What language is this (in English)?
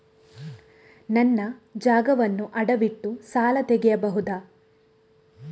Kannada